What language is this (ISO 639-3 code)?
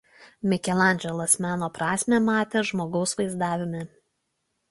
lit